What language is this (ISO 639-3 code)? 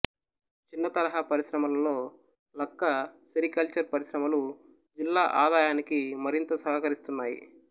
tel